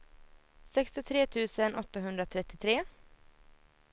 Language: Swedish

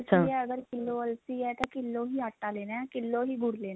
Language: Punjabi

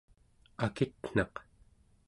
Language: Central Yupik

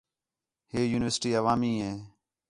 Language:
Khetrani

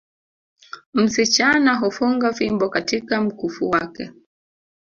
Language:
Swahili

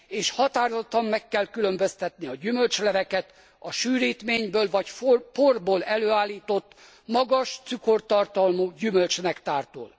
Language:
Hungarian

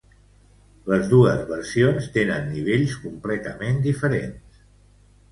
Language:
Catalan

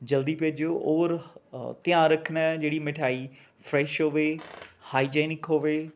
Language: Punjabi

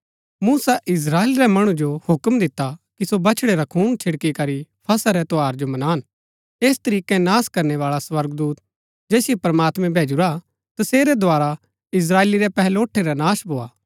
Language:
Gaddi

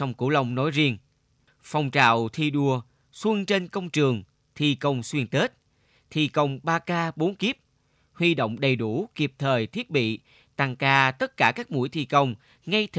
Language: Vietnamese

